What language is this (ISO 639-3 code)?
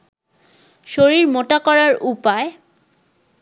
ben